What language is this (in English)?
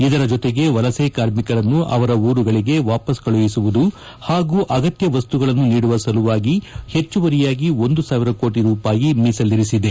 Kannada